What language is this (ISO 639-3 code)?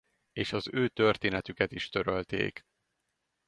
hun